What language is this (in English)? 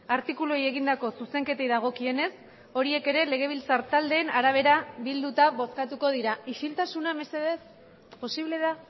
Basque